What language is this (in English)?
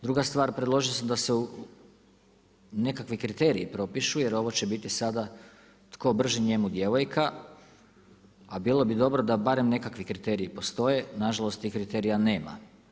Croatian